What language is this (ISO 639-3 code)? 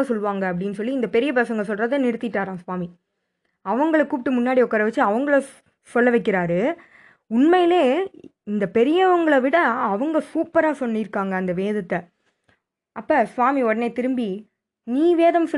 tam